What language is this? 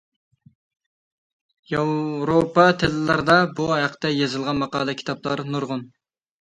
Uyghur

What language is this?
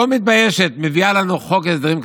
Hebrew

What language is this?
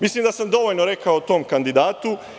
Serbian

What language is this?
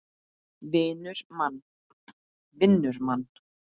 Icelandic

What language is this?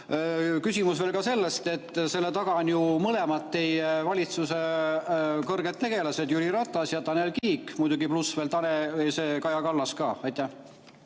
Estonian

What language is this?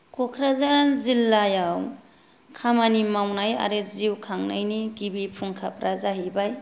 Bodo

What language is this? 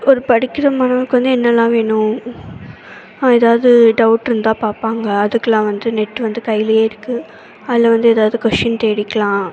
Tamil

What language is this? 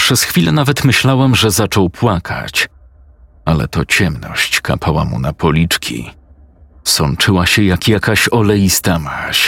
Polish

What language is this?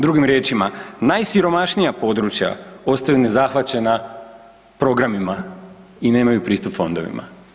Croatian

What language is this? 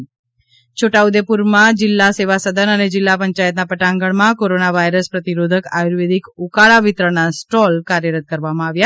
Gujarati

